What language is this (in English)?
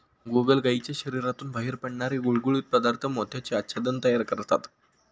Marathi